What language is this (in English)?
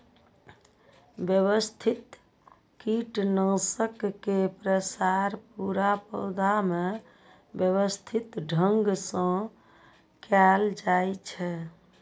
Maithili